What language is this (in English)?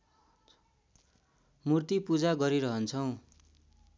Nepali